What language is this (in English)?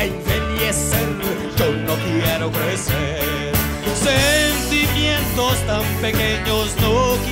Portuguese